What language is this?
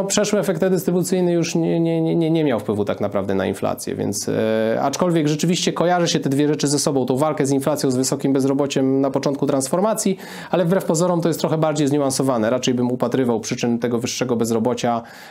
Polish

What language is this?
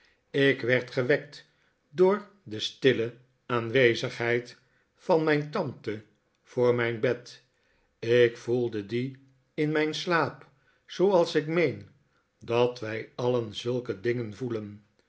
Dutch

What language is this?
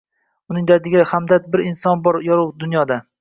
Uzbek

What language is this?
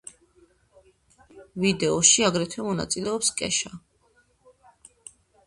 Georgian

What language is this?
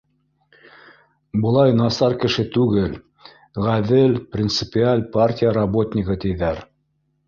Bashkir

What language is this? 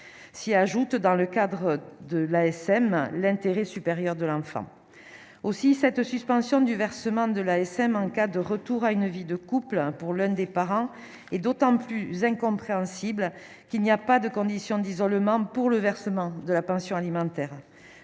French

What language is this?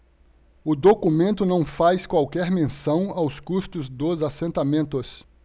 Portuguese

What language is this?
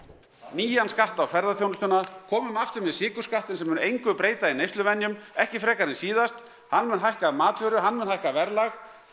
Icelandic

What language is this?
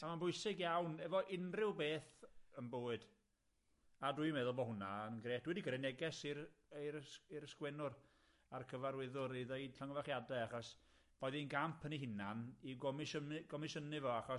Welsh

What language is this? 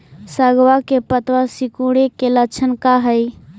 Magahi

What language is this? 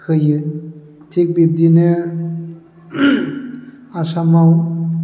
Bodo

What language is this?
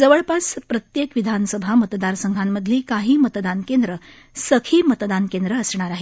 Marathi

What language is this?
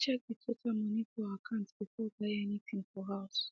Nigerian Pidgin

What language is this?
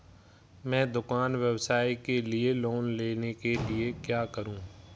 Hindi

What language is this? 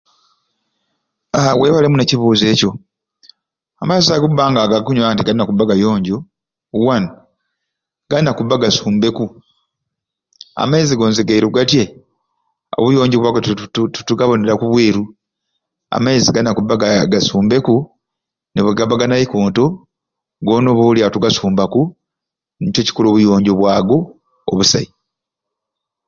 Ruuli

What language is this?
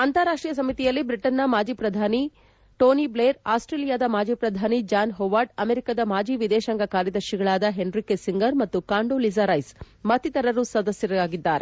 Kannada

